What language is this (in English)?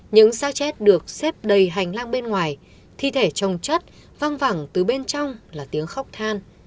Vietnamese